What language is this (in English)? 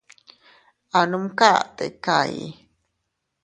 Teutila Cuicatec